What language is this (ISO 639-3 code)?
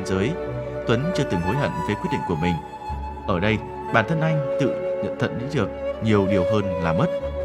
vie